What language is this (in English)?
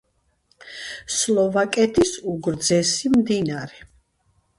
Georgian